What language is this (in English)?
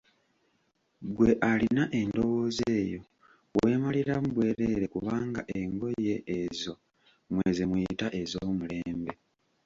Ganda